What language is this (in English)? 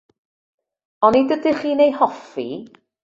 Welsh